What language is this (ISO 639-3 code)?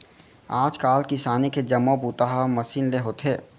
hne